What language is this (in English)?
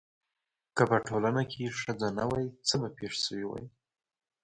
Pashto